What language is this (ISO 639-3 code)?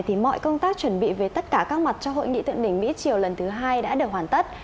vie